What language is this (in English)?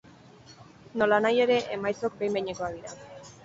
Basque